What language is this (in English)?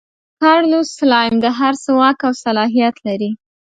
Pashto